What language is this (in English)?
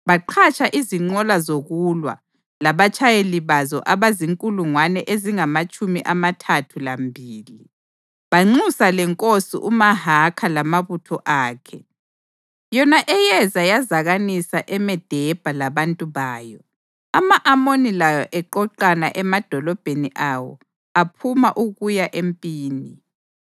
North Ndebele